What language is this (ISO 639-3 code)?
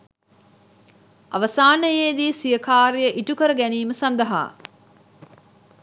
sin